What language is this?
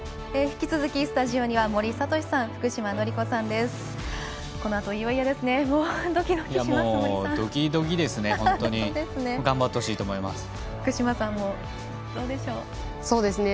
Japanese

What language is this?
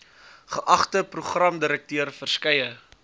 Afrikaans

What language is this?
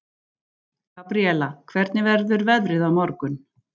Icelandic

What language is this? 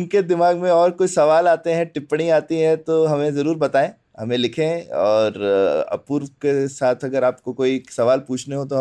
Hindi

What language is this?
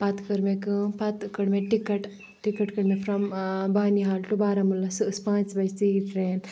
Kashmiri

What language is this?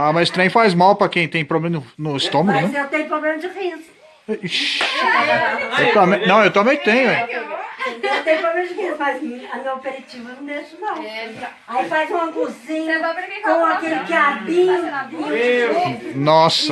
Portuguese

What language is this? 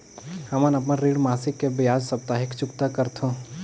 Chhattisgarhi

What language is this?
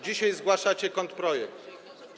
Polish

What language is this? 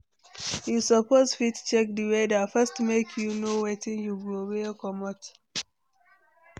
Nigerian Pidgin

